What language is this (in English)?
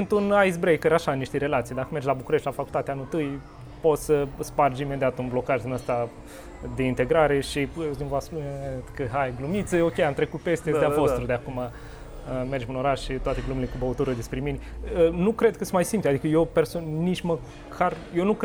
Romanian